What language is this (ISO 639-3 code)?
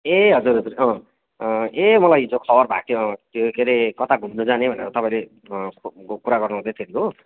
nep